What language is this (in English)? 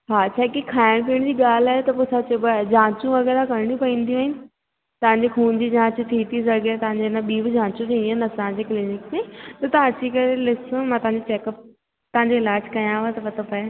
Sindhi